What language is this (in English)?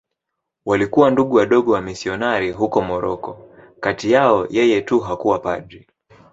Swahili